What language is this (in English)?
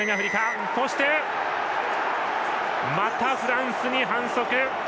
Japanese